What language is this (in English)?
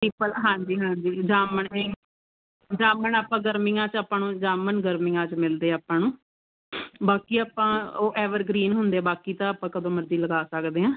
Punjabi